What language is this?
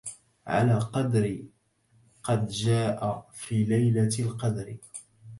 Arabic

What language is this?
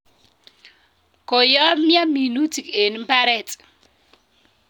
Kalenjin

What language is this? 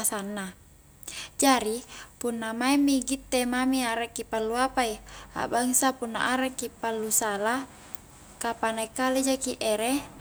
Highland Konjo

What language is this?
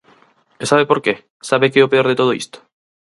Galician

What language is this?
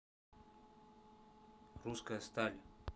Russian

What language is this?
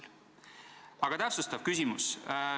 Estonian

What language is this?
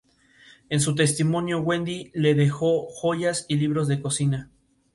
Spanish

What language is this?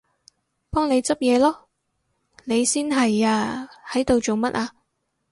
Cantonese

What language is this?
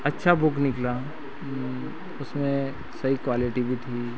Hindi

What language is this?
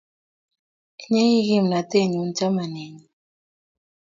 Kalenjin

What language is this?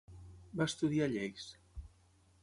Catalan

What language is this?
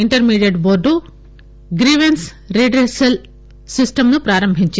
Telugu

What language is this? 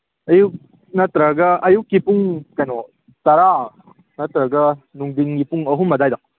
Manipuri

